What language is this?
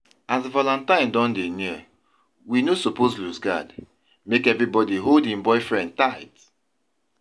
Nigerian Pidgin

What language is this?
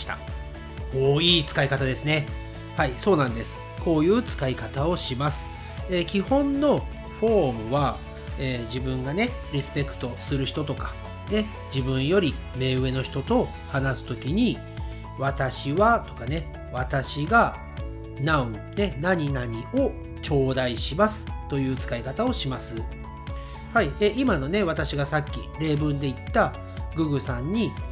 Japanese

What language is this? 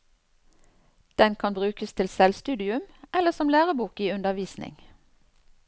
Norwegian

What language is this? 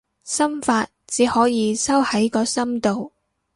Cantonese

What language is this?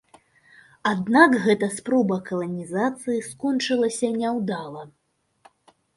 Belarusian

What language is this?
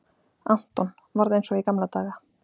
Icelandic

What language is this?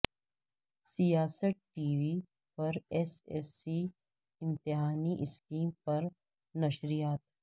Urdu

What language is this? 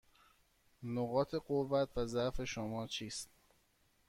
Persian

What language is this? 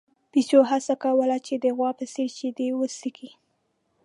Pashto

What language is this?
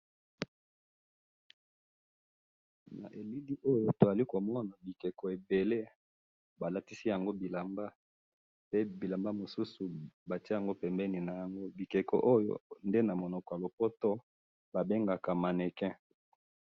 Lingala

